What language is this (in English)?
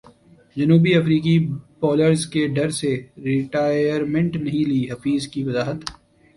Urdu